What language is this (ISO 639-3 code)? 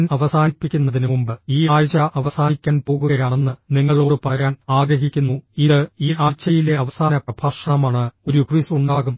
mal